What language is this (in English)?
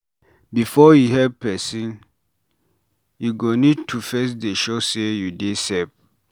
Nigerian Pidgin